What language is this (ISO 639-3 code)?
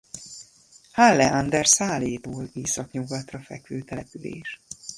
hun